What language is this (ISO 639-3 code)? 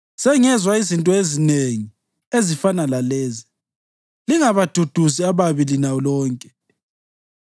nde